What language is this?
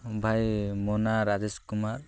Odia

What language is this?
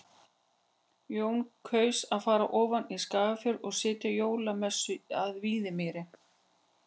Icelandic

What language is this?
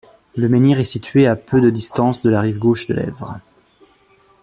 French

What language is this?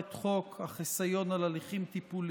Hebrew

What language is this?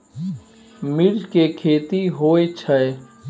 Maithili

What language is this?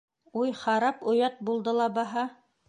Bashkir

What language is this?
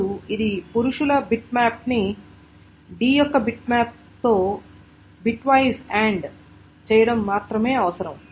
Telugu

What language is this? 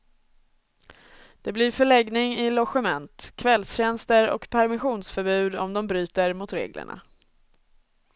Swedish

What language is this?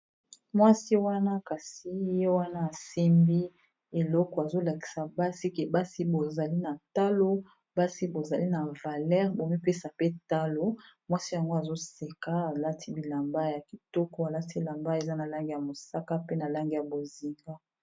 Lingala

